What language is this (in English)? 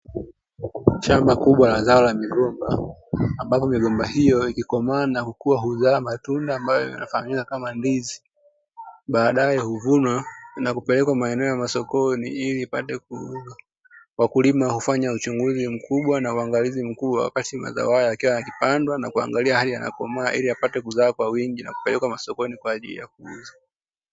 Swahili